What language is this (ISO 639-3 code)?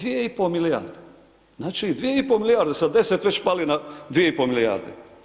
hrv